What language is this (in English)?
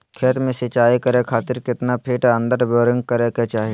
Magahi